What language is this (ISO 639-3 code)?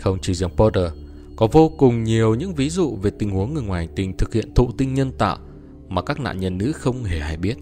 vie